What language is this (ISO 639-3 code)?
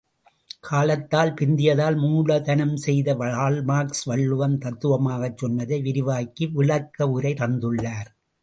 tam